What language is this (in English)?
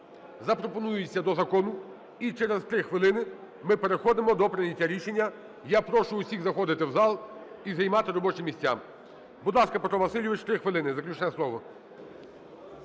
Ukrainian